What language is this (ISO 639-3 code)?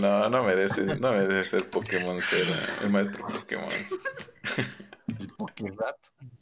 spa